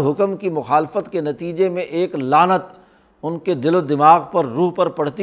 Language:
Urdu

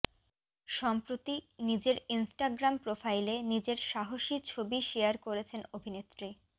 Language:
Bangla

